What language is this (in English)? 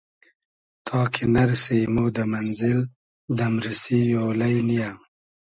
Hazaragi